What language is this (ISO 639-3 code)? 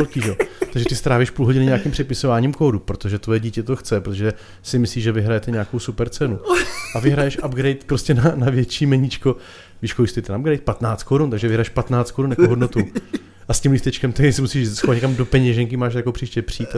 ces